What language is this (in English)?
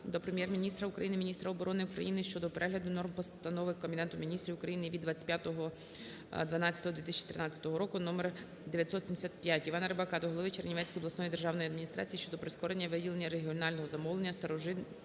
Ukrainian